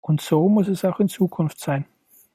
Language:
German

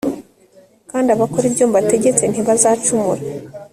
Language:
Kinyarwanda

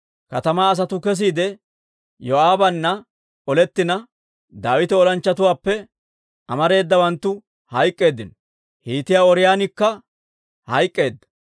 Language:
Dawro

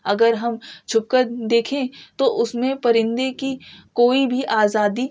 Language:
Urdu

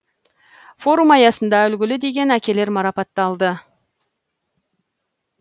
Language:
Kazakh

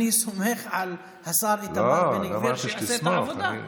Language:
Hebrew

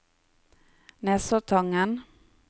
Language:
Norwegian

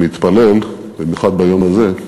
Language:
Hebrew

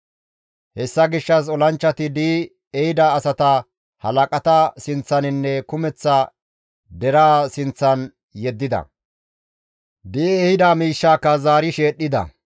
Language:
Gamo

